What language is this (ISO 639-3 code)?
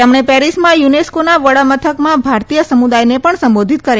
guj